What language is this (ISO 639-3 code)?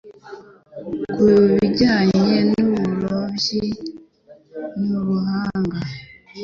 kin